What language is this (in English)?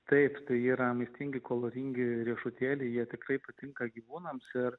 Lithuanian